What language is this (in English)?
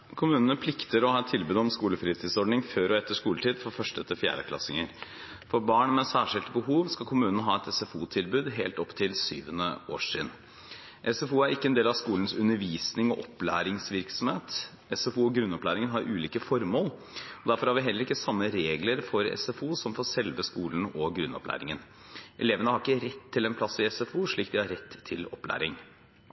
Norwegian Bokmål